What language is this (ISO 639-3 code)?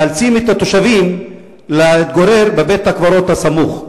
heb